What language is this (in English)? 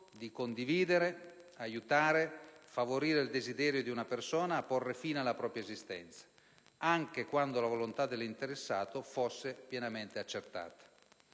Italian